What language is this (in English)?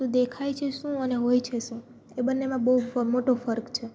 Gujarati